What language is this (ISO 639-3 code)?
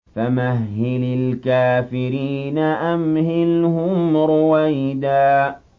ara